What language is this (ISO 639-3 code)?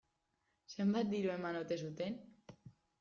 eus